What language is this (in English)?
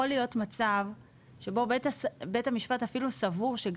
Hebrew